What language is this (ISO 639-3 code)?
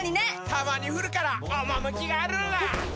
jpn